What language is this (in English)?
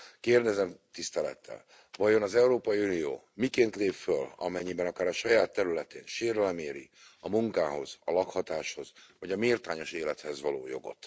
Hungarian